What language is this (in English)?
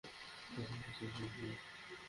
Bangla